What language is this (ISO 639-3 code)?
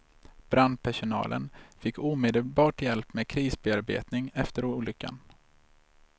swe